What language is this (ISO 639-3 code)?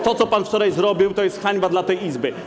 pol